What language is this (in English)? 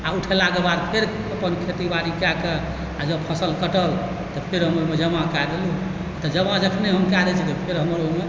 Maithili